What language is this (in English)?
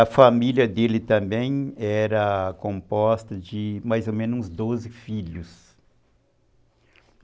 Portuguese